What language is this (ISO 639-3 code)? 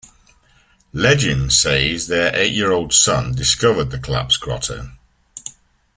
eng